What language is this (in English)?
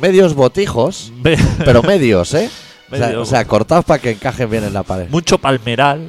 Spanish